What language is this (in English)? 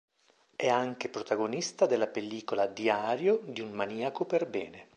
Italian